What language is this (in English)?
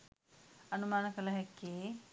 Sinhala